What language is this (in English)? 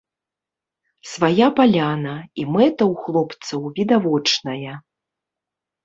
Belarusian